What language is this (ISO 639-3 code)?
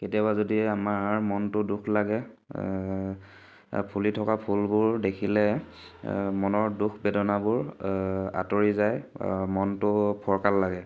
asm